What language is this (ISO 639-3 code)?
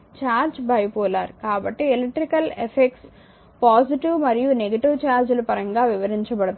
tel